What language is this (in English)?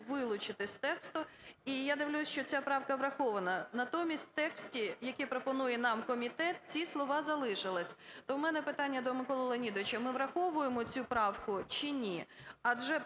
Ukrainian